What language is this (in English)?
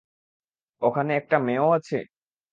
Bangla